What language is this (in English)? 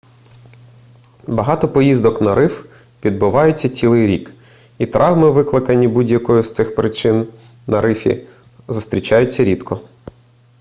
Ukrainian